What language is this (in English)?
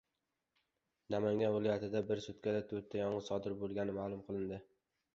Uzbek